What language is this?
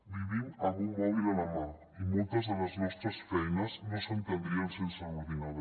Catalan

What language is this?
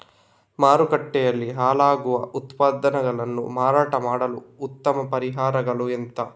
Kannada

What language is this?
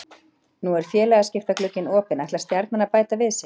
Icelandic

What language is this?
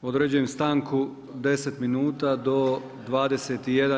Croatian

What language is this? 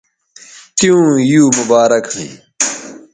Bateri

